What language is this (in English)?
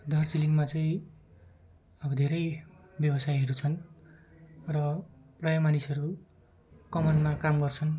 Nepali